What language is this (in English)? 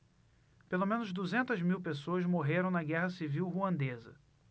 Portuguese